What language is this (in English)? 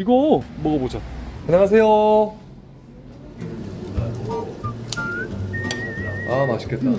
Korean